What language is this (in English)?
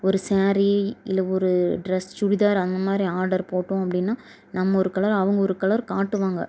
Tamil